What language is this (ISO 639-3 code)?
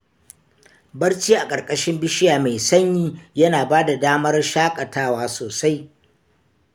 hau